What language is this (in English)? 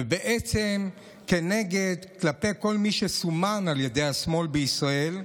Hebrew